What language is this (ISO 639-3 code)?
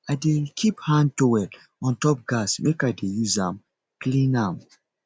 pcm